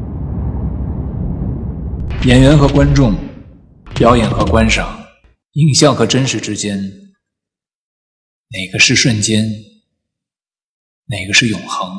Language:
Chinese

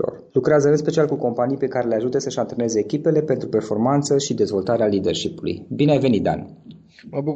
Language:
Romanian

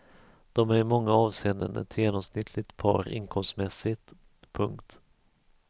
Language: Swedish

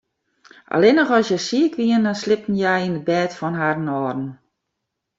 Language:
Western Frisian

